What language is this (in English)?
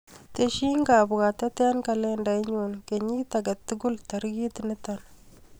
Kalenjin